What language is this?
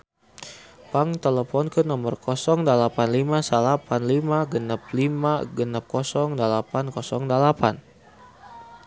Sundanese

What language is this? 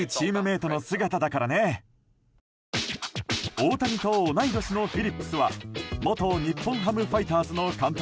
Japanese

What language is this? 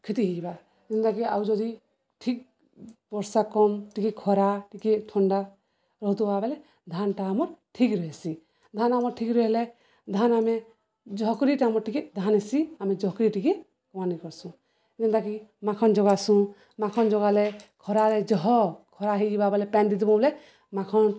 Odia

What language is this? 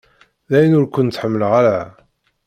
Kabyle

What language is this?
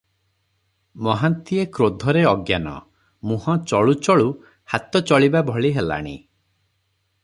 Odia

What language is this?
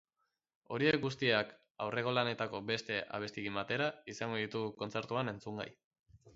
Basque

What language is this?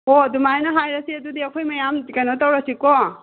Manipuri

